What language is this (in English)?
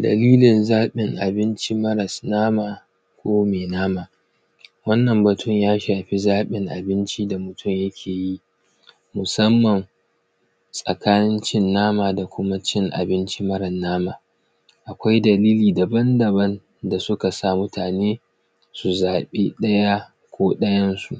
Hausa